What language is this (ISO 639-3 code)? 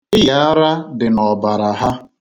ibo